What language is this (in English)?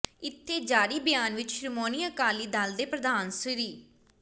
Punjabi